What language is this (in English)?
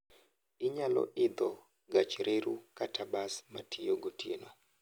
Luo (Kenya and Tanzania)